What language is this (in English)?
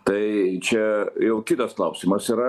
Lithuanian